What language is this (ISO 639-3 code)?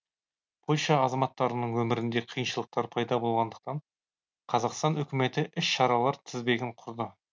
kaz